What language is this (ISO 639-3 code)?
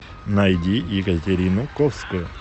rus